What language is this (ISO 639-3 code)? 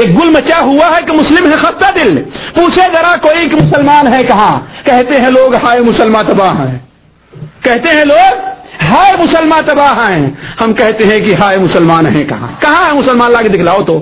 urd